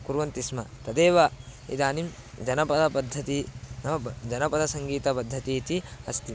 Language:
Sanskrit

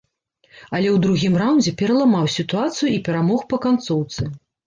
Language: Belarusian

